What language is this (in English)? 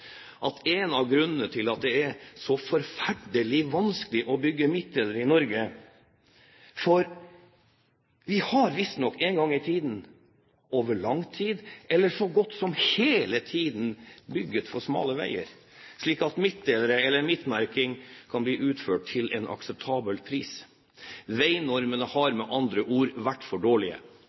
Norwegian Bokmål